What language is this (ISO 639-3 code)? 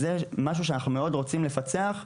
heb